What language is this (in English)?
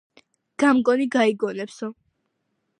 Georgian